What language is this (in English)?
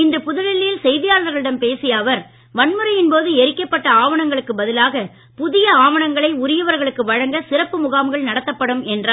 Tamil